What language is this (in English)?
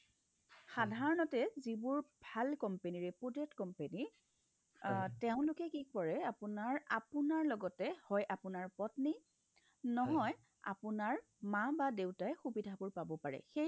Assamese